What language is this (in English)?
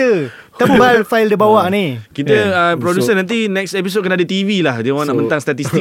Malay